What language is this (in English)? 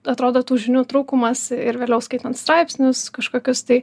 Lithuanian